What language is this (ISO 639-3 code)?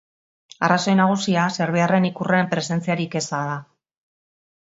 eus